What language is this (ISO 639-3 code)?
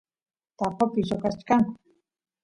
qus